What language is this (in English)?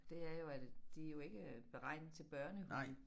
Danish